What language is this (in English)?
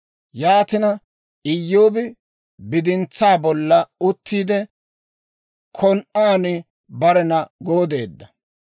Dawro